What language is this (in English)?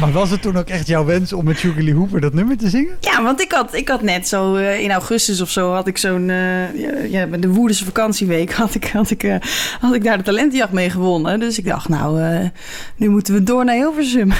Dutch